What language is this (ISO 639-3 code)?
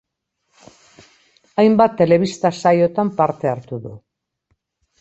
eus